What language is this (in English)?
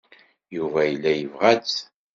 Kabyle